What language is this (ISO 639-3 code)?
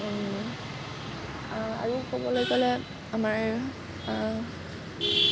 asm